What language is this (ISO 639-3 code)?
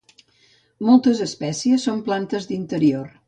cat